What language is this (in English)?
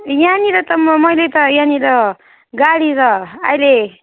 Nepali